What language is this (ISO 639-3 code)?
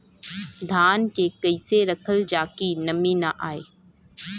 bho